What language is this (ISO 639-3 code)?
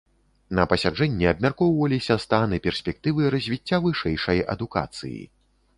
bel